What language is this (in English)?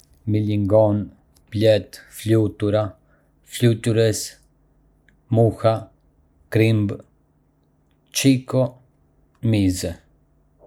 Arbëreshë Albanian